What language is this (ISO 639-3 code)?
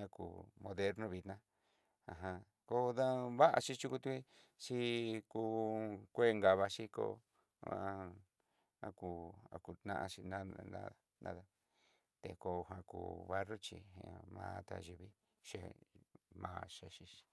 mxy